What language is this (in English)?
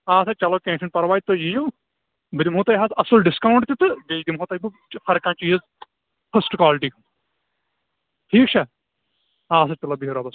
Kashmiri